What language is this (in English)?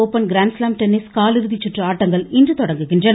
Tamil